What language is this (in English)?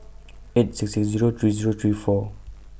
English